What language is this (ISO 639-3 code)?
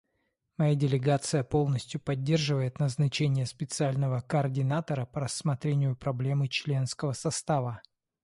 rus